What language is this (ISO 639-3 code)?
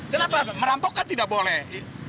ind